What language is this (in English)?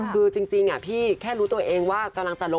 Thai